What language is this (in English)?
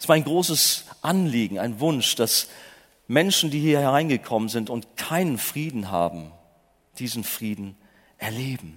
German